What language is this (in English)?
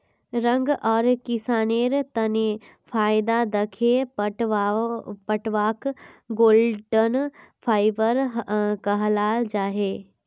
Magahi